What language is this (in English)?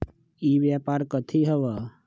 Magahi